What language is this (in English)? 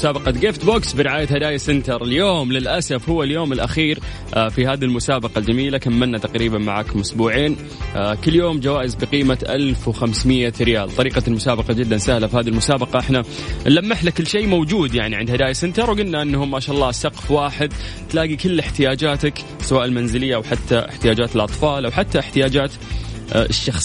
Arabic